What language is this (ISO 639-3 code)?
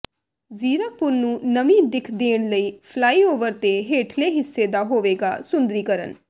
pan